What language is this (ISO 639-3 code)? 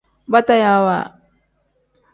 kdh